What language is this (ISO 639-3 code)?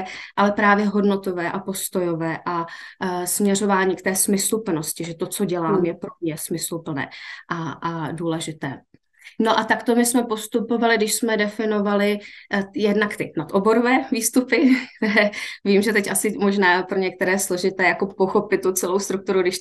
ces